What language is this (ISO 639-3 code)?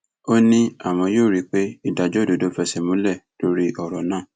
yor